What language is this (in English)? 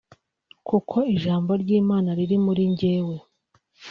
Kinyarwanda